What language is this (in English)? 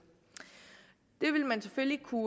Danish